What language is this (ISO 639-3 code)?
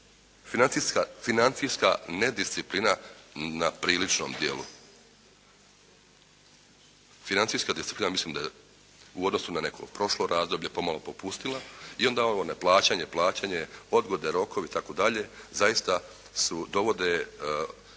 hrv